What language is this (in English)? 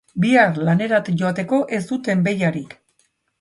Basque